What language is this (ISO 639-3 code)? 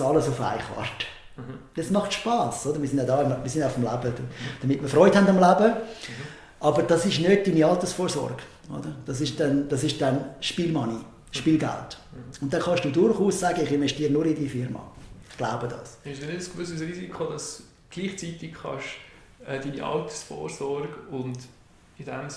deu